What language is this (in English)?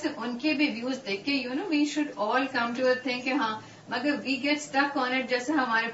Urdu